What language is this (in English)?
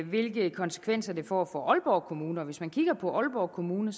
Danish